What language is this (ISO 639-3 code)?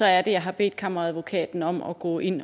dan